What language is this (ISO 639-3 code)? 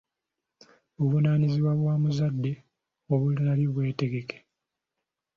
lug